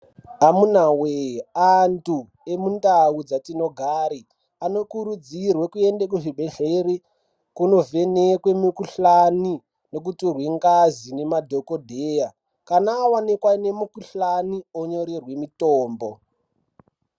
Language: Ndau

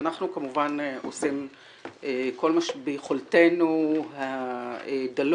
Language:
Hebrew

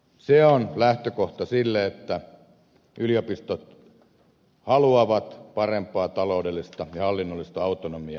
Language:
Finnish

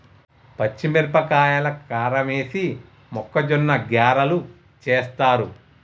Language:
Telugu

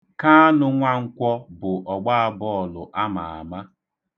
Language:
Igbo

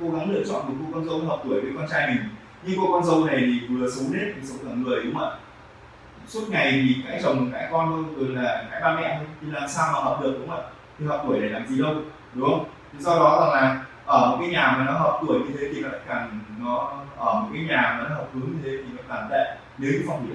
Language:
Vietnamese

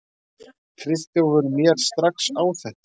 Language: Icelandic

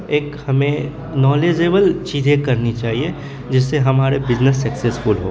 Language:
Urdu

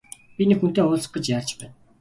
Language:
Mongolian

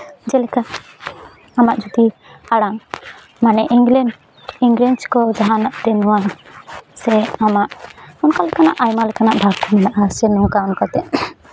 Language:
Santali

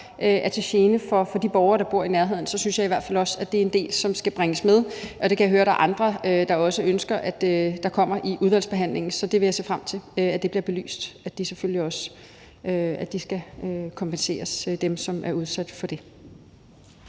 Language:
Danish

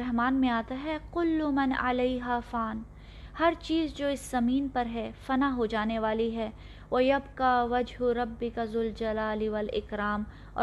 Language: Urdu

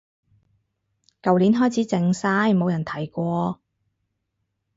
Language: Cantonese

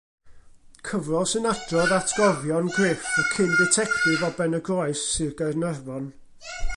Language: Welsh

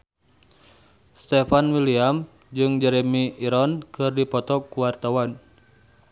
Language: Sundanese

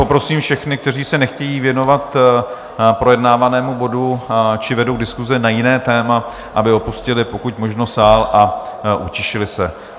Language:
Czech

